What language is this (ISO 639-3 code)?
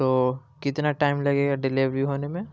urd